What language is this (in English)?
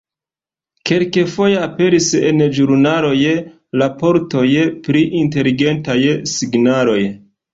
Esperanto